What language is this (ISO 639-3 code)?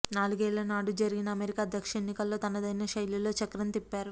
tel